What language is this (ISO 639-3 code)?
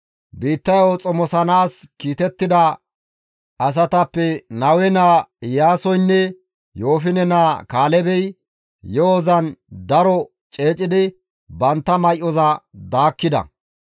gmv